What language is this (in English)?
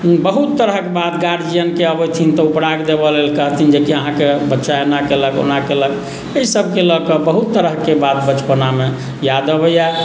Maithili